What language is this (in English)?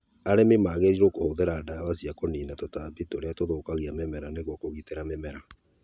Kikuyu